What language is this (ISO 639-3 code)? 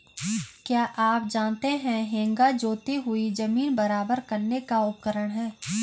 hin